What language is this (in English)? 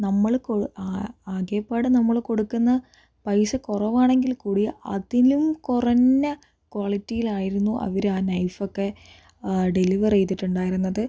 Malayalam